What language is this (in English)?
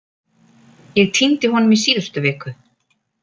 Icelandic